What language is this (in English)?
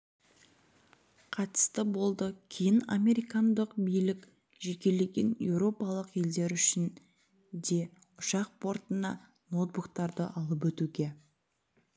Kazakh